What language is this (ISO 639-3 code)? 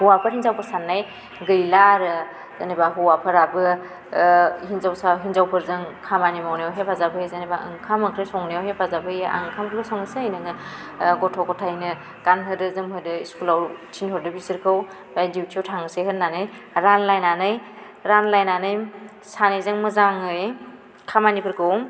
brx